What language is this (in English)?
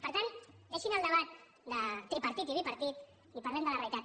Catalan